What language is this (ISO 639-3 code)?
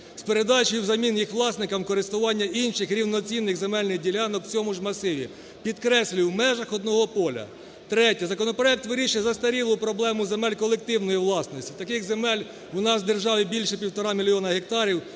ukr